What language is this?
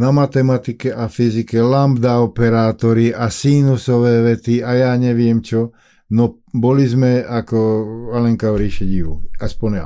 Slovak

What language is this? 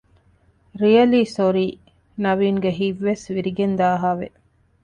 Divehi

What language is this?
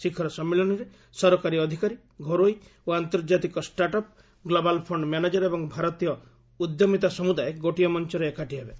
Odia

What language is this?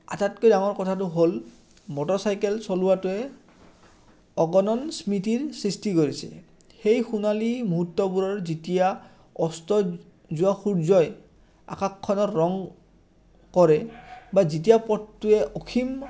Assamese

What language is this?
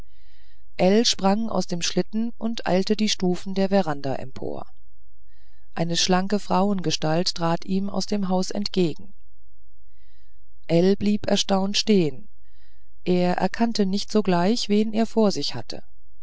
German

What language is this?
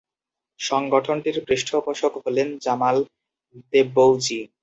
Bangla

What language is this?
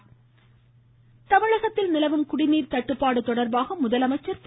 Tamil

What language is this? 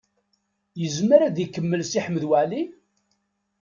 Kabyle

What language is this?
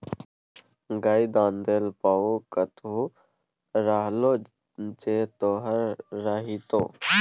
Maithili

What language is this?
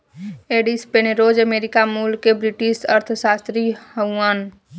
Bhojpuri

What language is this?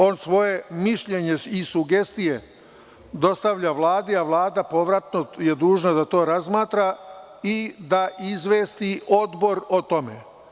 Serbian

